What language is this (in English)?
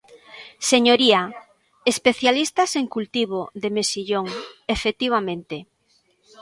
Galician